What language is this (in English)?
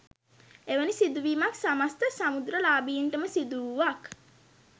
Sinhala